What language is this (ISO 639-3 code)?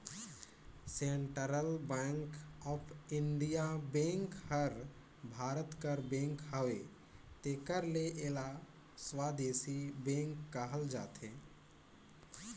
hne